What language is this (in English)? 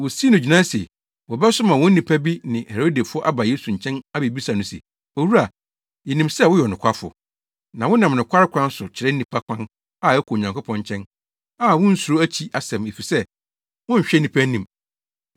Akan